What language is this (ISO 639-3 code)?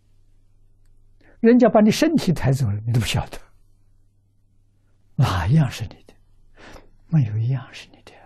zho